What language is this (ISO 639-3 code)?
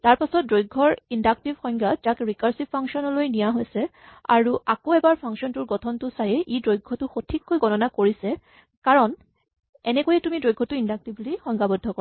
asm